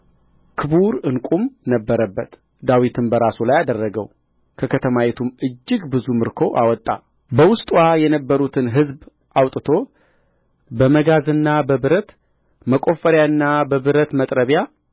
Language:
Amharic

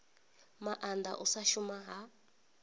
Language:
Venda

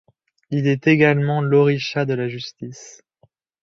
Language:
French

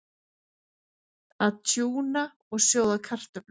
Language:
Icelandic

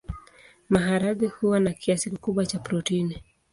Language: Swahili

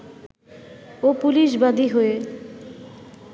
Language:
Bangla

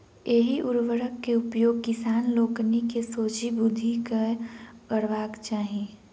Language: Maithili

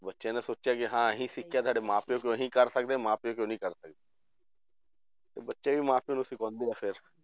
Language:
Punjabi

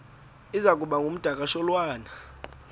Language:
Xhosa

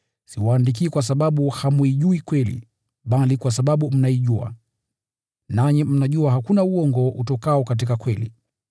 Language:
Swahili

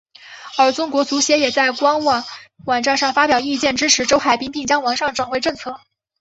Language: Chinese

